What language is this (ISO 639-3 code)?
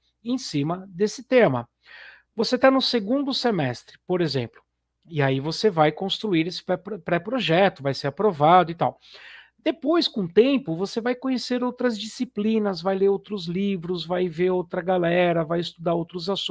por